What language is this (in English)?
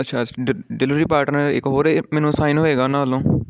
Punjabi